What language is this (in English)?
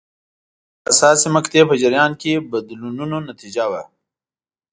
Pashto